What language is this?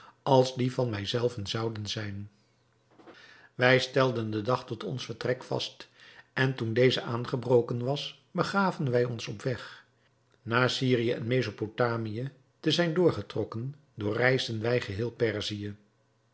Dutch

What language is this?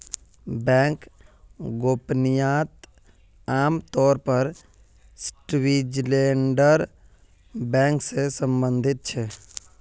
Magahi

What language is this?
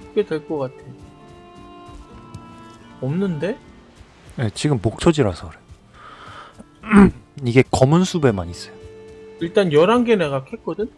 Korean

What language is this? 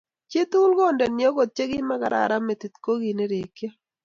Kalenjin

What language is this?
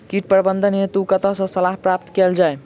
Maithili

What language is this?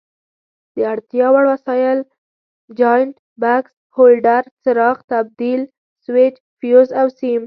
Pashto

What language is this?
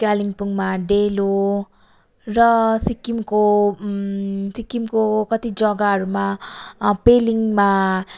Nepali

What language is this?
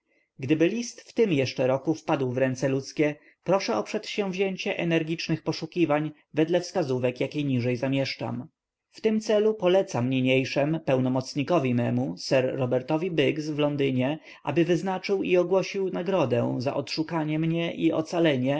Polish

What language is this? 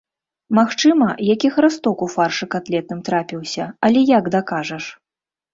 Belarusian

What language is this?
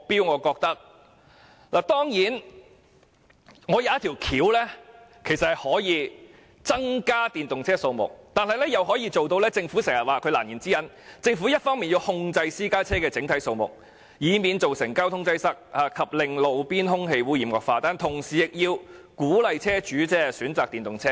Cantonese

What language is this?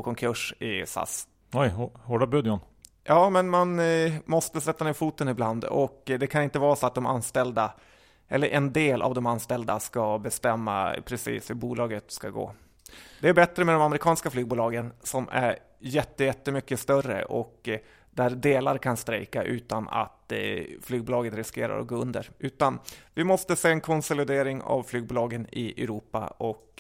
Swedish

